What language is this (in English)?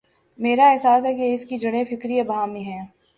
Urdu